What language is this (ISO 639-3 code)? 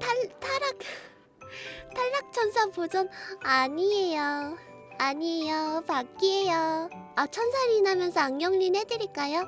kor